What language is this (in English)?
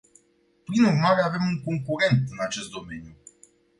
Romanian